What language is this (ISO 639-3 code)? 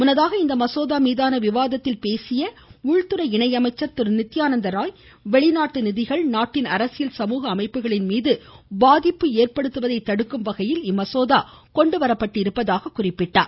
tam